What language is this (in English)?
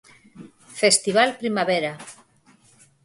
Galician